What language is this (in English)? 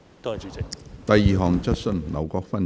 Cantonese